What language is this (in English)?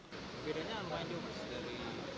Indonesian